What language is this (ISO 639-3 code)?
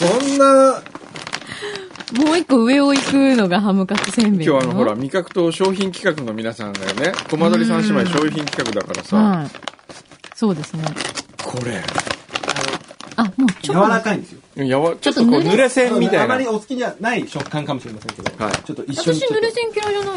jpn